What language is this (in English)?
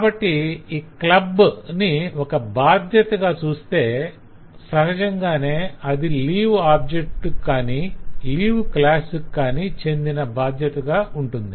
Telugu